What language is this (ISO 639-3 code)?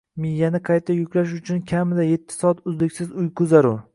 uzb